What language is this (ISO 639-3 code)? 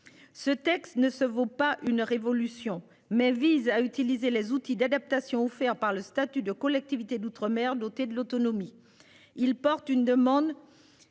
fra